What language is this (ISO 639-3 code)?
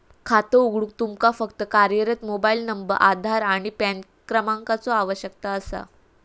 mar